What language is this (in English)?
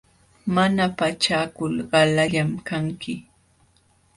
Jauja Wanca Quechua